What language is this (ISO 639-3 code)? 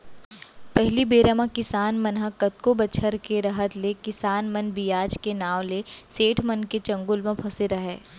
hne